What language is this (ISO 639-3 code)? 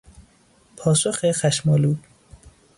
fas